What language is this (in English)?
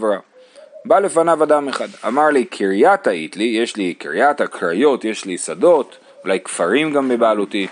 Hebrew